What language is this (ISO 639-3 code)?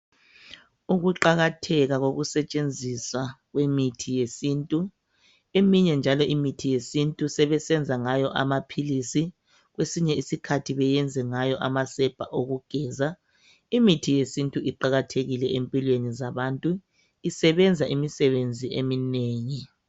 nde